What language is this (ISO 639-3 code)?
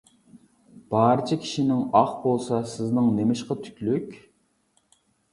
uig